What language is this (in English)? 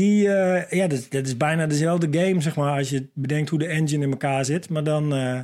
Dutch